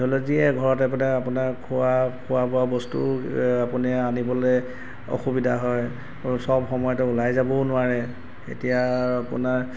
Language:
Assamese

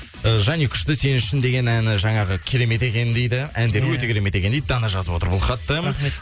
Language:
Kazakh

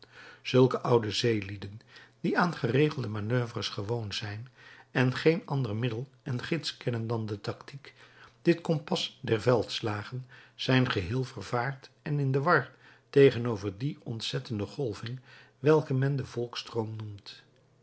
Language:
Dutch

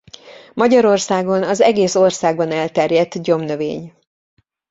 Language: Hungarian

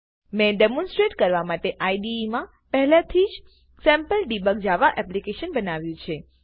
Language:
Gujarati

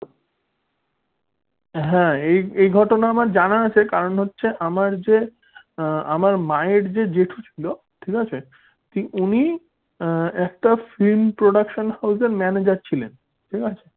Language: Bangla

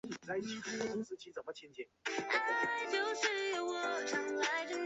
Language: Chinese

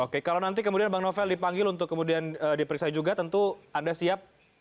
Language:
Indonesian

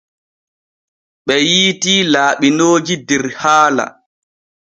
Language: Borgu Fulfulde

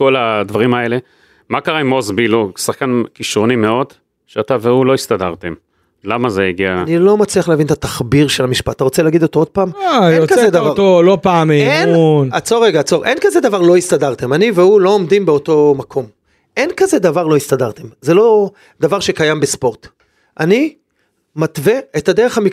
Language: Hebrew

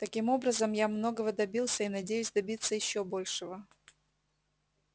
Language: Russian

